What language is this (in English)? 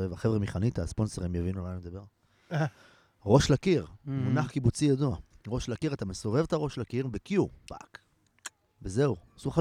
Hebrew